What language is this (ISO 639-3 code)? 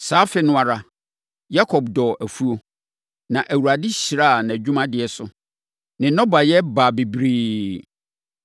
aka